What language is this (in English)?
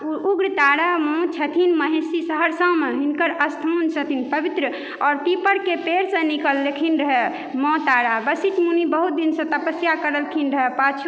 Maithili